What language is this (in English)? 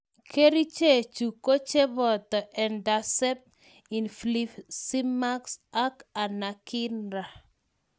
Kalenjin